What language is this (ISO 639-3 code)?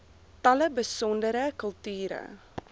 afr